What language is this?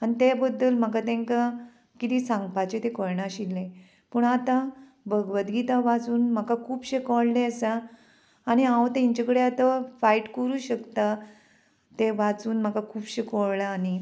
Konkani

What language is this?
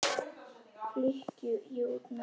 Icelandic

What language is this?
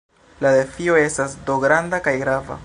Esperanto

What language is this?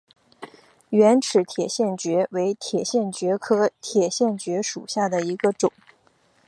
Chinese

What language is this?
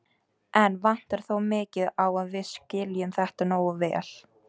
Icelandic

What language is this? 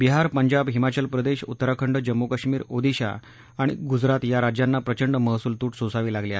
Marathi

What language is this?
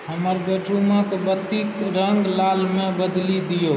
Maithili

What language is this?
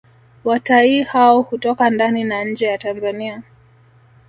Swahili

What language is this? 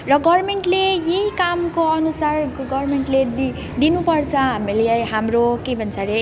Nepali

